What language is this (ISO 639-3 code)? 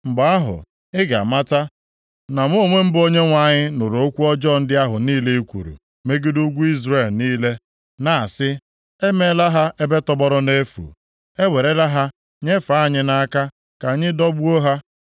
ibo